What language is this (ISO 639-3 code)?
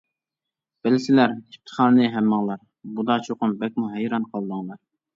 uig